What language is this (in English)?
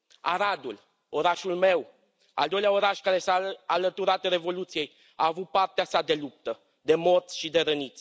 Romanian